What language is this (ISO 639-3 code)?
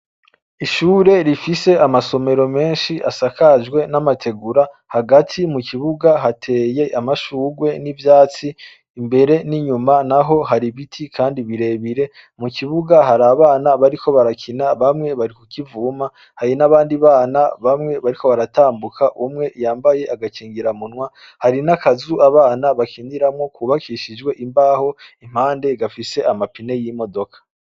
run